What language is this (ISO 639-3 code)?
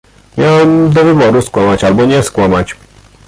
pol